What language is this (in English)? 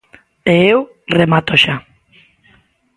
Galician